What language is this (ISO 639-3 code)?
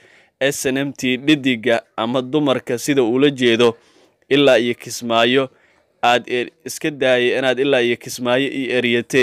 ara